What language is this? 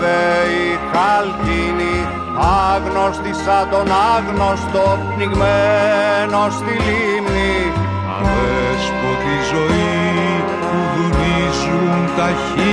Greek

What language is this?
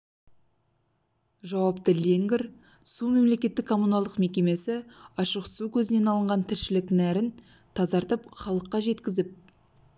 Kazakh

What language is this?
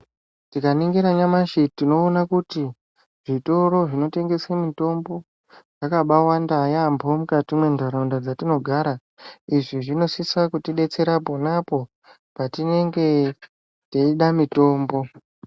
Ndau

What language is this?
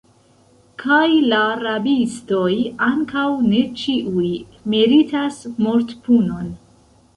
Esperanto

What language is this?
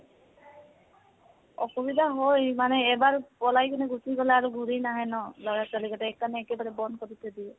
Assamese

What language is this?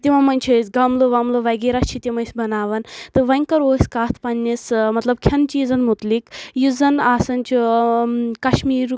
Kashmiri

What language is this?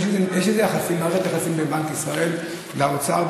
Hebrew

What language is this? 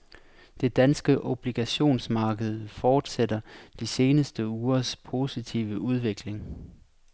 Danish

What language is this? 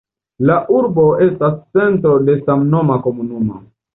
Esperanto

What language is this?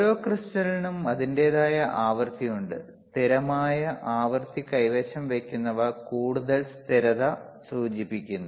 Malayalam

